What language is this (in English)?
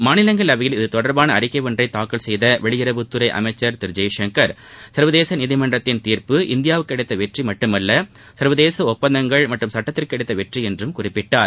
Tamil